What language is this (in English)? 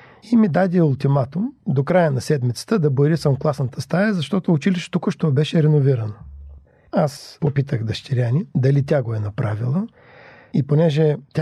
Bulgarian